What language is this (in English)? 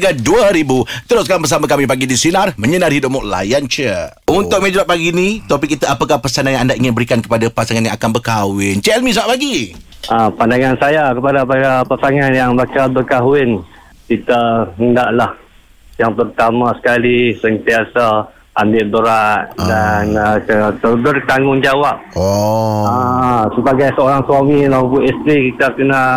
Malay